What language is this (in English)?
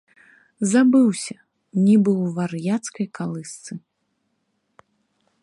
Belarusian